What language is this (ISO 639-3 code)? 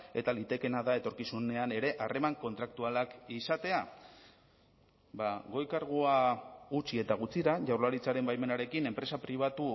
eus